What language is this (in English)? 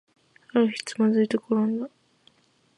Japanese